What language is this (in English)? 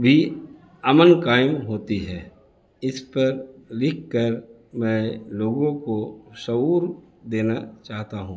Urdu